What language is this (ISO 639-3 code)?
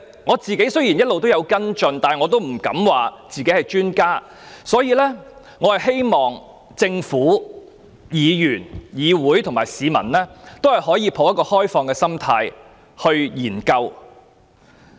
yue